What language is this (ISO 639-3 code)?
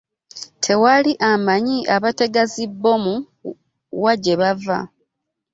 lug